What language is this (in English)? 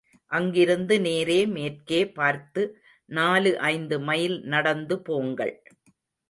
Tamil